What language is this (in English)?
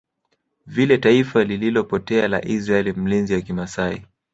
Swahili